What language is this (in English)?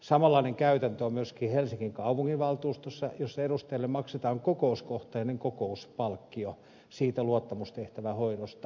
Finnish